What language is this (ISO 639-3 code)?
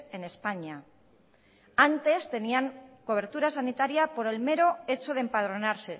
spa